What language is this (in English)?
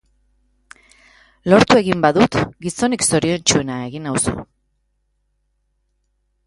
Basque